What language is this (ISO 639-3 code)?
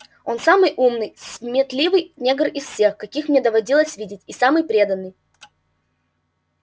rus